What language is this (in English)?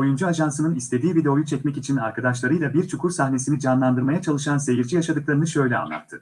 Turkish